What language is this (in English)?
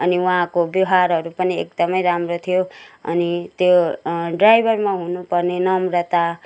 Nepali